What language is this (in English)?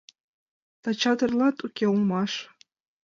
Mari